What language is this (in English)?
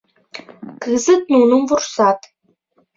Mari